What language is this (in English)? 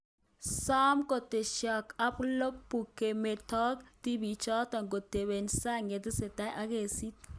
Kalenjin